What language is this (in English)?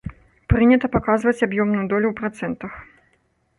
Belarusian